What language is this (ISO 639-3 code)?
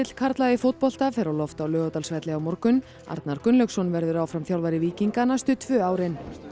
isl